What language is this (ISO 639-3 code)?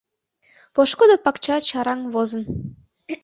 chm